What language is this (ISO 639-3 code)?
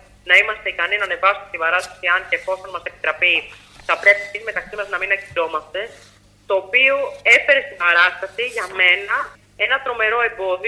ell